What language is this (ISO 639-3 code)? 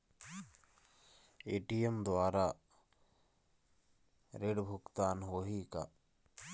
hne